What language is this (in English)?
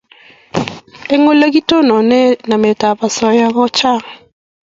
Kalenjin